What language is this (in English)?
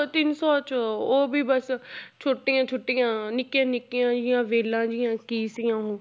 Punjabi